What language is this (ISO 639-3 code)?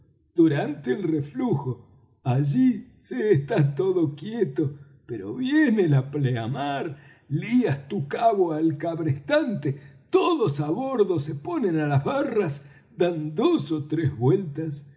spa